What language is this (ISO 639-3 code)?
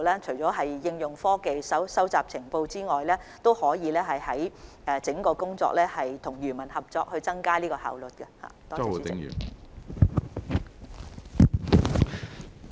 yue